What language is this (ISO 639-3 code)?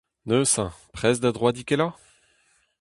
bre